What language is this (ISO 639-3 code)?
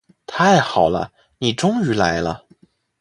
zho